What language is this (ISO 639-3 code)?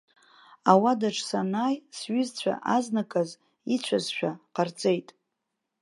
abk